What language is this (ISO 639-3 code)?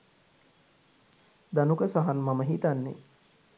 sin